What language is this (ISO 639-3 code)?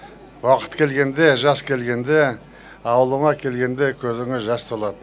kaz